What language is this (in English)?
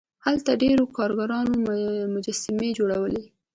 Pashto